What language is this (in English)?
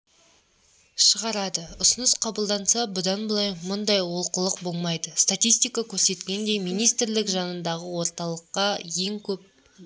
Kazakh